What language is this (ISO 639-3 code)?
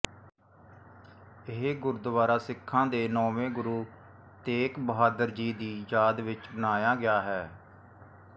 pan